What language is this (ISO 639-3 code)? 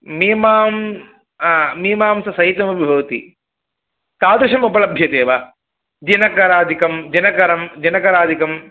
san